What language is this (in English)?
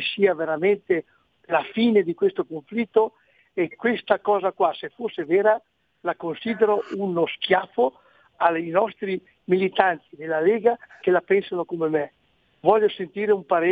Italian